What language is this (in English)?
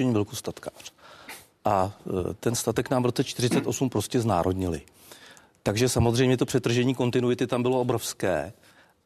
Czech